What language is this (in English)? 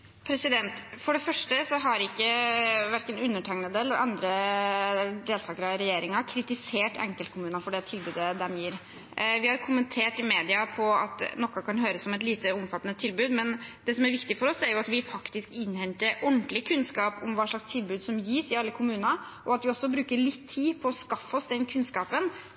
Norwegian Bokmål